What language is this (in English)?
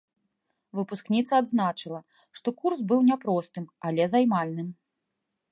Belarusian